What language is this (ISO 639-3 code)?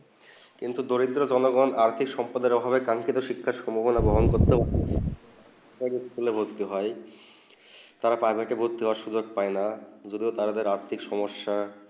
ben